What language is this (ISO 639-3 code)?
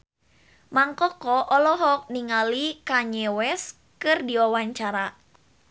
sun